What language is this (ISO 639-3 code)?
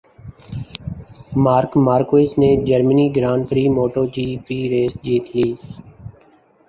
urd